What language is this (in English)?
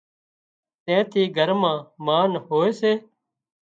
Wadiyara Koli